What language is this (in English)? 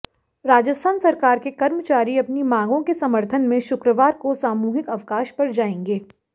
Hindi